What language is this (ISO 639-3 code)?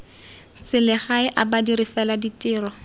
tsn